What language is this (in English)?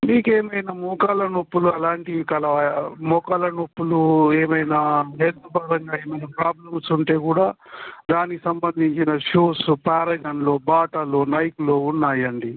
Telugu